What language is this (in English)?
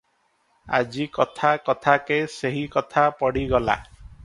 Odia